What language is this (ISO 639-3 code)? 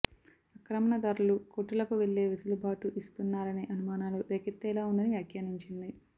tel